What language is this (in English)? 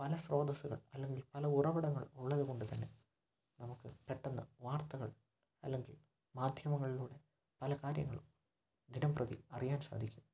Malayalam